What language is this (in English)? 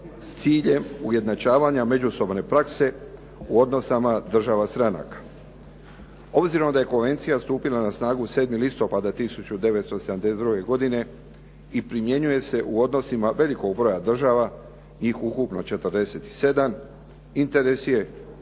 Croatian